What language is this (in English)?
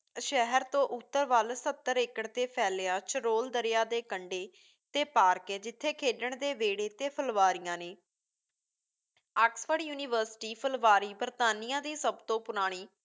Punjabi